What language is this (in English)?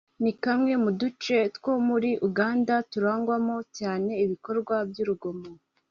Kinyarwanda